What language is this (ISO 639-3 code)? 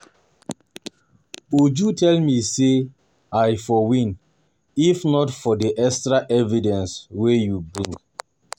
pcm